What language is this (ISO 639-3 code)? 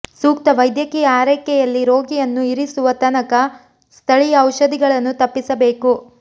kan